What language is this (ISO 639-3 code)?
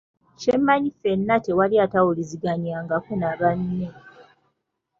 lug